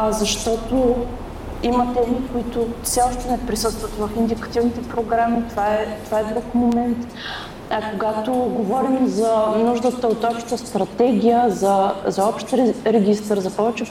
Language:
Bulgarian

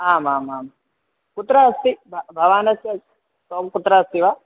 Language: Sanskrit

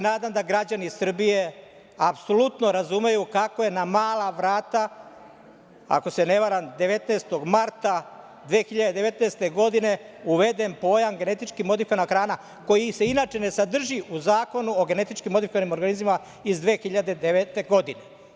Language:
Serbian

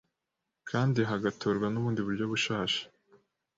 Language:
Kinyarwanda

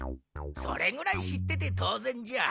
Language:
Japanese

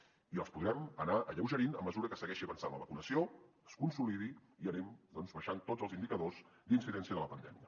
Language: Catalan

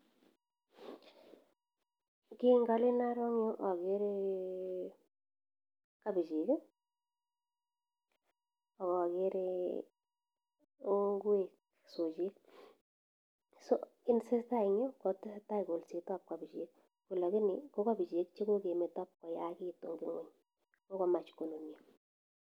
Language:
Kalenjin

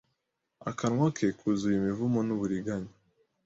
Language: Kinyarwanda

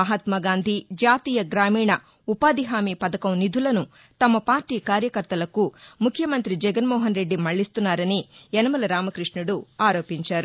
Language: Telugu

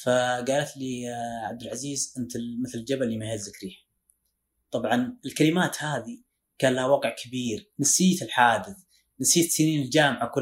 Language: Arabic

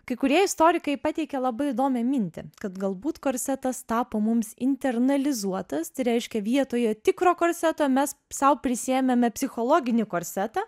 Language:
Lithuanian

